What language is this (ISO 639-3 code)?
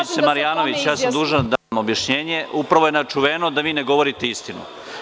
srp